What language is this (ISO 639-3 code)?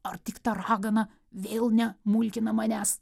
lit